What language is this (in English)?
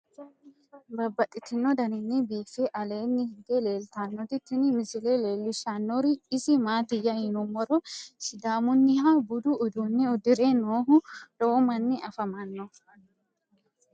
Sidamo